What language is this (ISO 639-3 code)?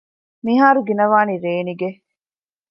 div